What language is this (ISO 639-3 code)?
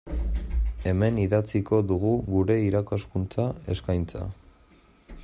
eus